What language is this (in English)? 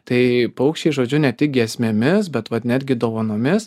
Lithuanian